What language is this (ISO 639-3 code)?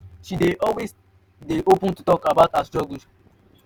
pcm